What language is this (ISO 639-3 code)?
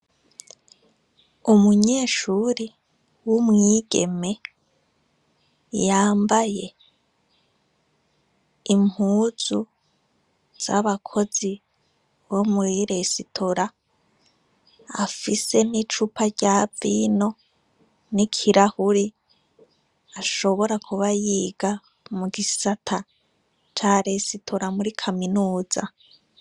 run